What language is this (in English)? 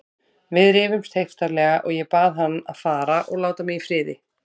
Icelandic